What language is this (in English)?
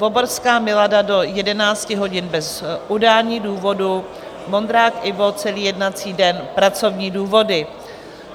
Czech